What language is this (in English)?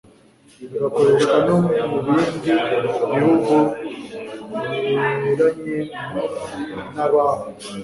Kinyarwanda